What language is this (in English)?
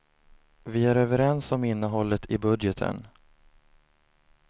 Swedish